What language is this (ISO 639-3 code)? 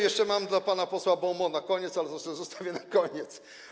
pol